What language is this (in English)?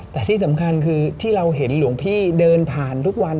Thai